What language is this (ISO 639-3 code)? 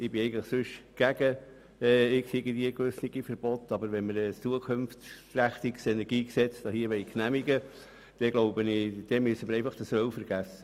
gsw